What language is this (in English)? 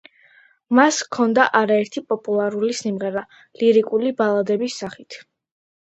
Georgian